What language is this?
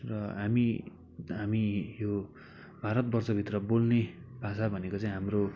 Nepali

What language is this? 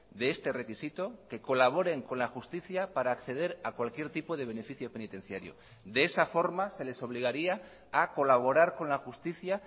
Spanish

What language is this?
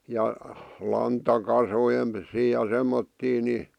Finnish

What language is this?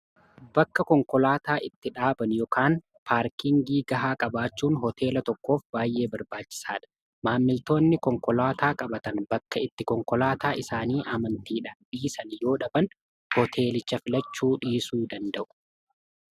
Oromo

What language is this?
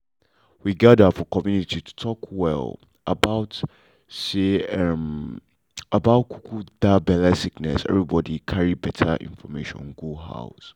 Nigerian Pidgin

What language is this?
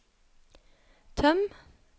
Norwegian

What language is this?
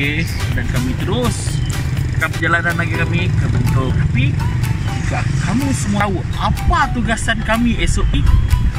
Malay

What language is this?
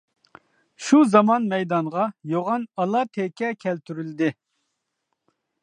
Uyghur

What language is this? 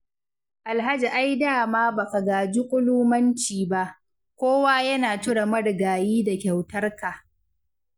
Hausa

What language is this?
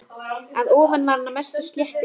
Icelandic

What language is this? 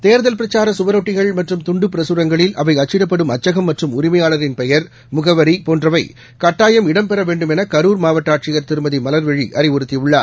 Tamil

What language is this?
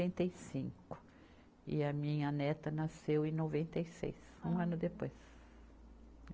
Portuguese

